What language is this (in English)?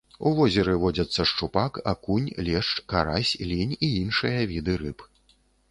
Belarusian